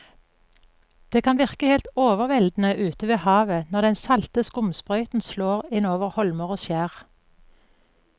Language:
Norwegian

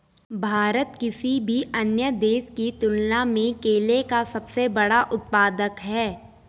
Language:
Hindi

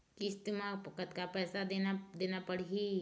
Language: Chhattisgarhi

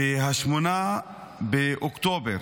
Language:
Hebrew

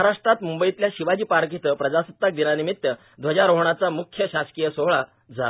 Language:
Marathi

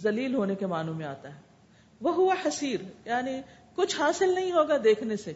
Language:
Urdu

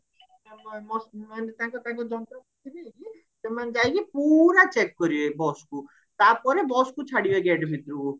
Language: Odia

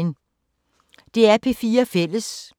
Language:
Danish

